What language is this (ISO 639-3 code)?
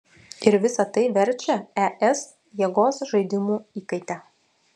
lit